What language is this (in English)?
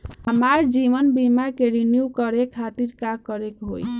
Bhojpuri